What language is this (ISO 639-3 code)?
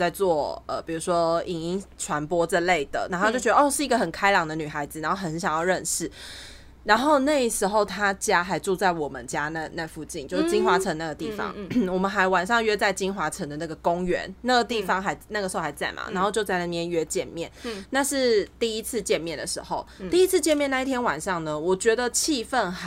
zho